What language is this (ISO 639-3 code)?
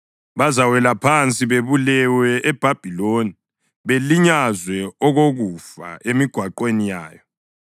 nde